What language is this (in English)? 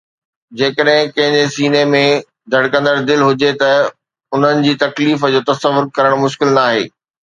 Sindhi